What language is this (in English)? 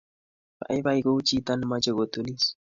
Kalenjin